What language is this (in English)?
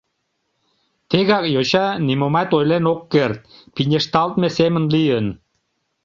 Mari